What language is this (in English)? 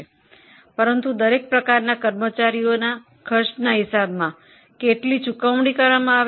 Gujarati